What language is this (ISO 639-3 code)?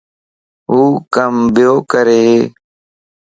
lss